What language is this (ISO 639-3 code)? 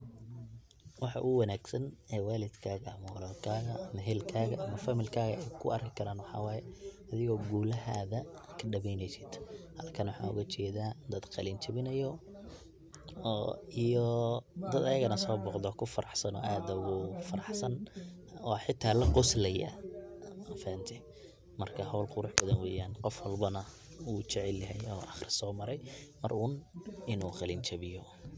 som